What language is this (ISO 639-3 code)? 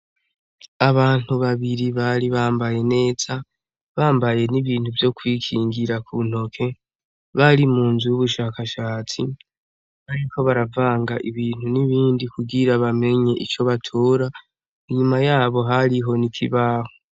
run